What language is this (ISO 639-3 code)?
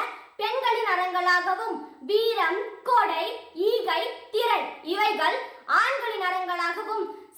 tam